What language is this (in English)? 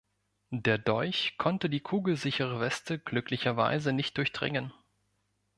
German